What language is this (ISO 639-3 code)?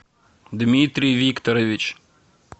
rus